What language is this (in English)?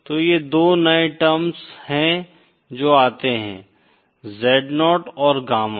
Hindi